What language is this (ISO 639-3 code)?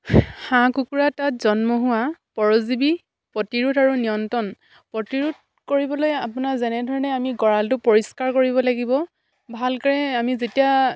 asm